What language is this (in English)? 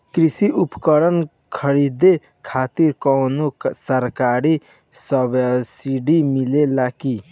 Bhojpuri